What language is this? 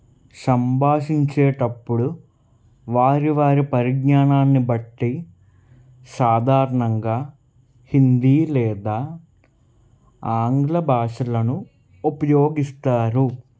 Telugu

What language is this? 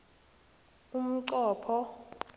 South Ndebele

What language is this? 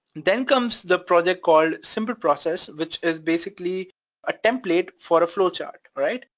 English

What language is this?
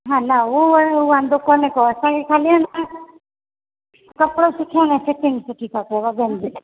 Sindhi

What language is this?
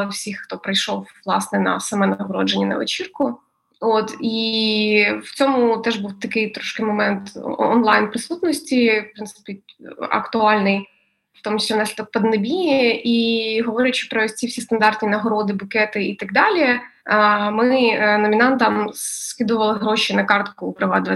Ukrainian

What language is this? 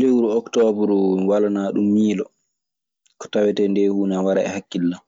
Maasina Fulfulde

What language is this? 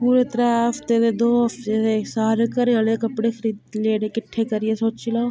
Dogri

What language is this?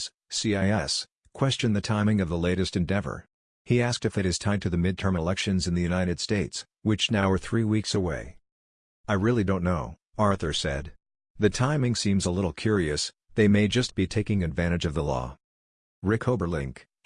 English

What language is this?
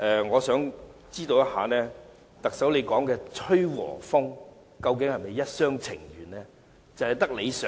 Cantonese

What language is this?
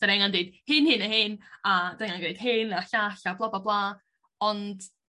Welsh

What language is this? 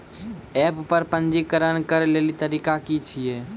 Maithili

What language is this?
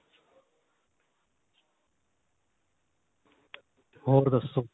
Punjabi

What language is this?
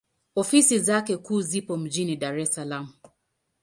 Swahili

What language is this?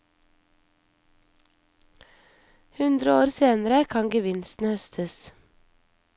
Norwegian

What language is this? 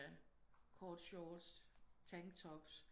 Danish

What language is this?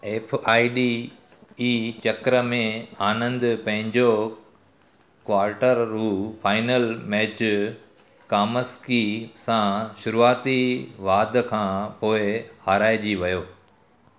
Sindhi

